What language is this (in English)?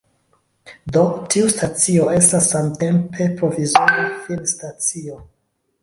Esperanto